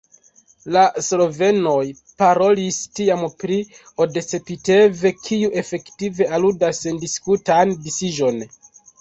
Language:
Esperanto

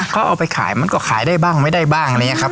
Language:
Thai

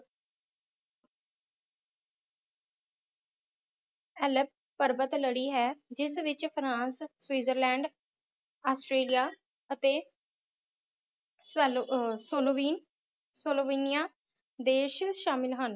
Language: Punjabi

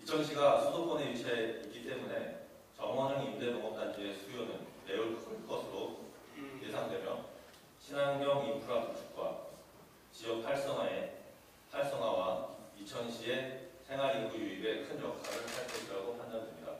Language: Korean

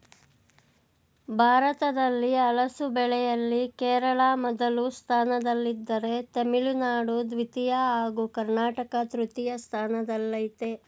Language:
Kannada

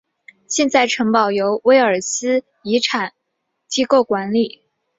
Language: Chinese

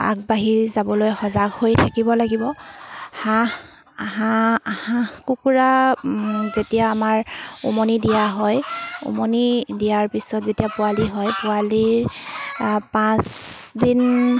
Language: Assamese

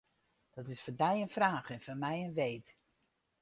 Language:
Western Frisian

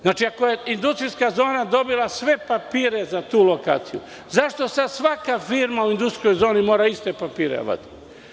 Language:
Serbian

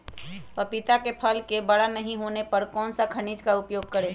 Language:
Magahi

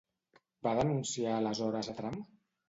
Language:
Catalan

